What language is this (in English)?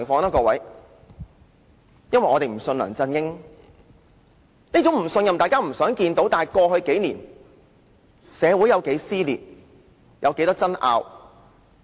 Cantonese